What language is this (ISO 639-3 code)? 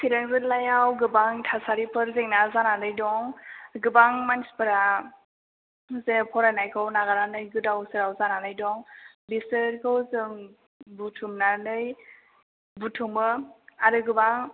brx